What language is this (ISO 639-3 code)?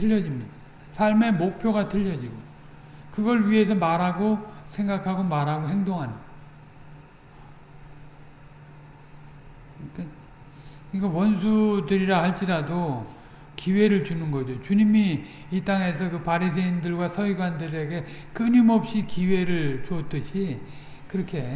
kor